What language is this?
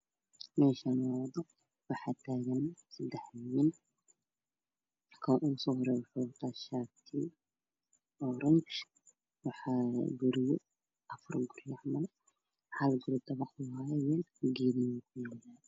Somali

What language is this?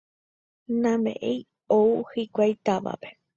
Guarani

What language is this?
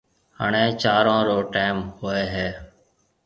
Marwari (Pakistan)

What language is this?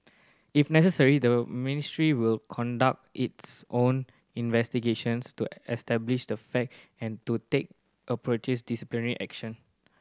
English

